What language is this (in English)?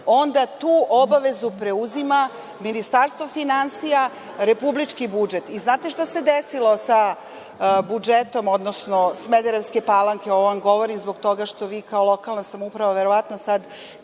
Serbian